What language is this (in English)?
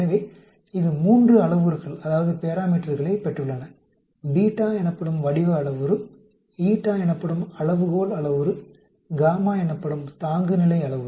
Tamil